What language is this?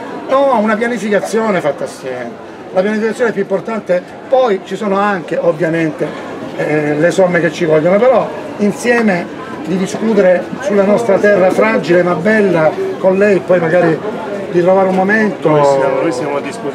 Italian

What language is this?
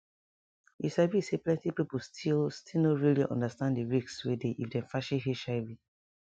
Nigerian Pidgin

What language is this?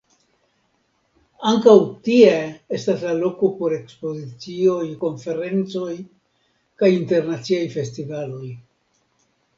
Esperanto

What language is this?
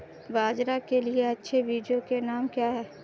Hindi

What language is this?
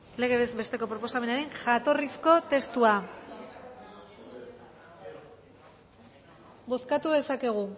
Basque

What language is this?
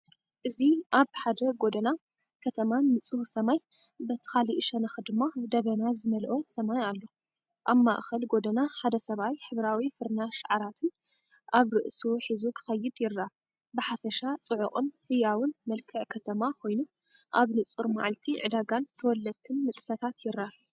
Tigrinya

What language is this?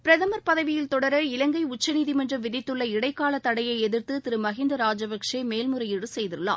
Tamil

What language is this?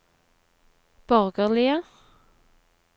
Norwegian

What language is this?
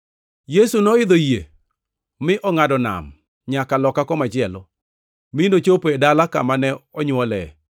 Luo (Kenya and Tanzania)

